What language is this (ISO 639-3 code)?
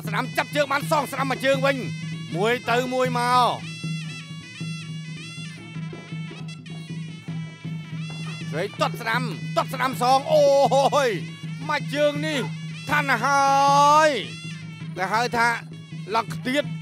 tha